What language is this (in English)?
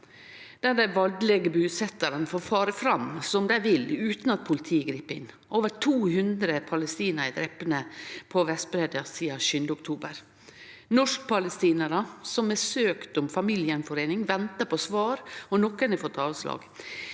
Norwegian